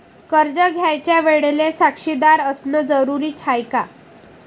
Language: Marathi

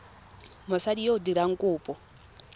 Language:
Tswana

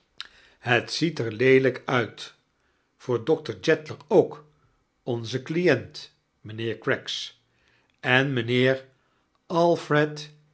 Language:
Dutch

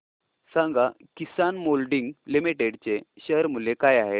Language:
Marathi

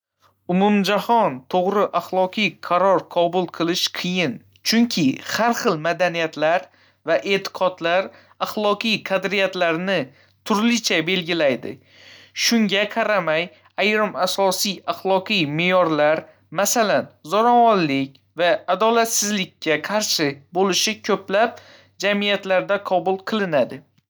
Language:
Uzbek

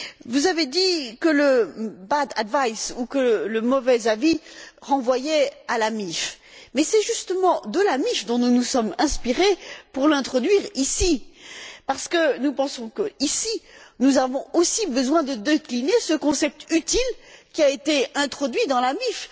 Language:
French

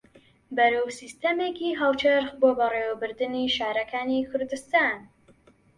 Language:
Central Kurdish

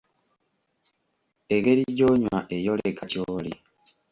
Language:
Ganda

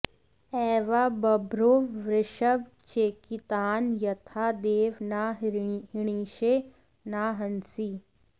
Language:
Sanskrit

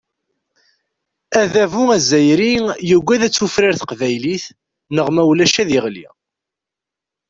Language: Kabyle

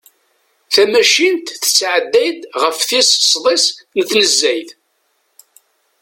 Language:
Kabyle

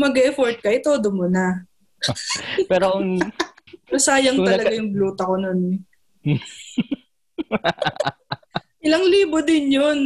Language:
Filipino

